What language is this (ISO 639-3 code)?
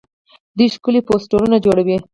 pus